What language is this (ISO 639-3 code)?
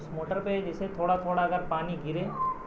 urd